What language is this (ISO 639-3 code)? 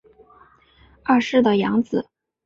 zho